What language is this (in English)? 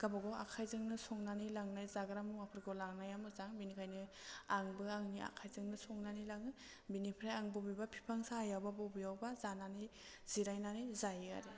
Bodo